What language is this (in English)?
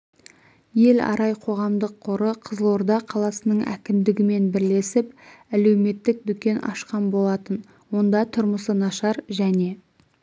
Kazakh